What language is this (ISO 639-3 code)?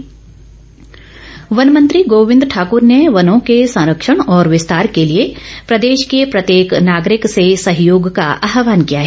hin